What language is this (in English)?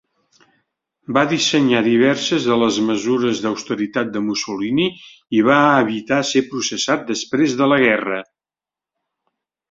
Catalan